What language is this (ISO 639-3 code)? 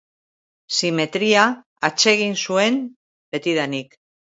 eus